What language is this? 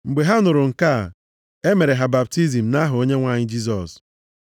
Igbo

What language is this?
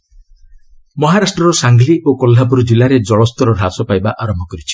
Odia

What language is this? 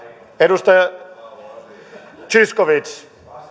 Finnish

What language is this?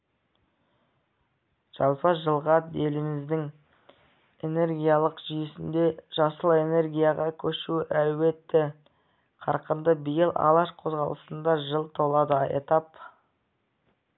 Kazakh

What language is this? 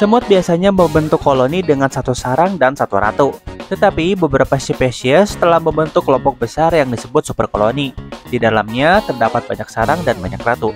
Indonesian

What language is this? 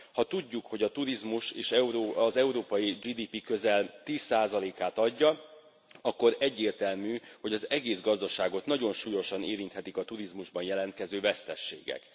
Hungarian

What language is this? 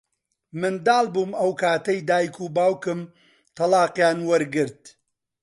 Central Kurdish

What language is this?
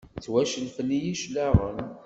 Kabyle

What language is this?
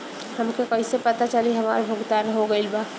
Bhojpuri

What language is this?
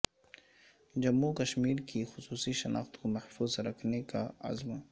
Urdu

